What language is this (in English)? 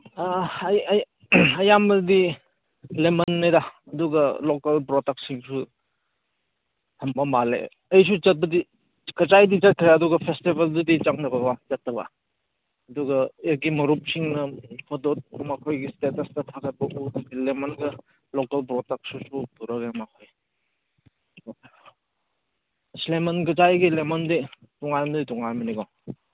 Manipuri